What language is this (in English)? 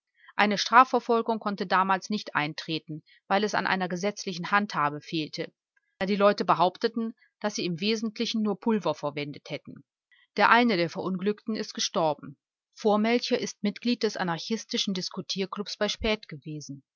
German